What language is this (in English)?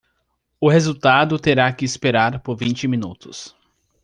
Portuguese